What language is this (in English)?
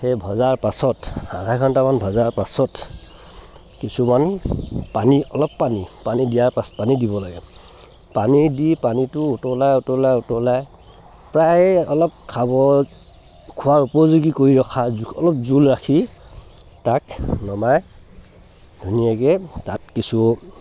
Assamese